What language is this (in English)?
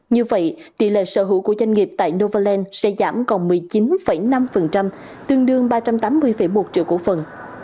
Vietnamese